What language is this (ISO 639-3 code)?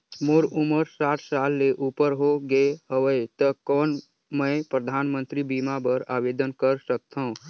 hne